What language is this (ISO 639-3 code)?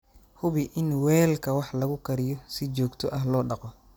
som